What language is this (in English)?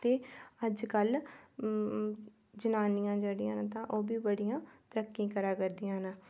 Dogri